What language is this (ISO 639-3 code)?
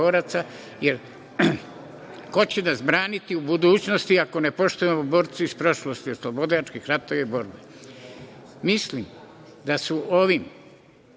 srp